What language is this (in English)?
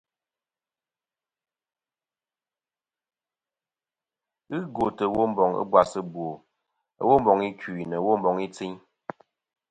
Kom